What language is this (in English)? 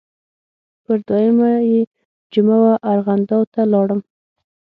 Pashto